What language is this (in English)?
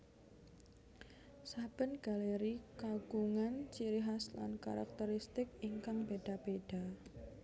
Javanese